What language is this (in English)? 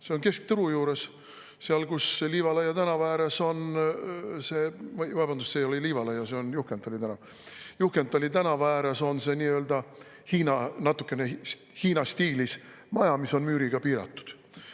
Estonian